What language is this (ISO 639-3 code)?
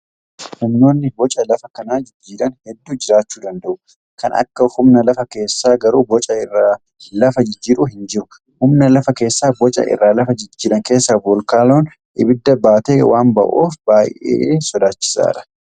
orm